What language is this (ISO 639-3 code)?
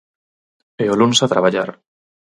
glg